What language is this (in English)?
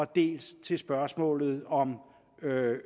Danish